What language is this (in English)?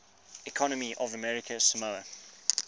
English